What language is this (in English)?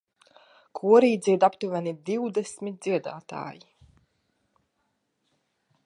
Latvian